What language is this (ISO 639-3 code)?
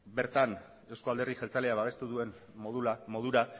eus